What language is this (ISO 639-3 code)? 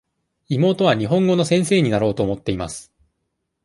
jpn